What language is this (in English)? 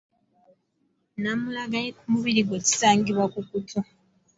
Ganda